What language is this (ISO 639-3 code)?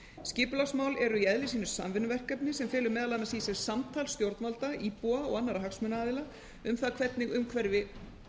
isl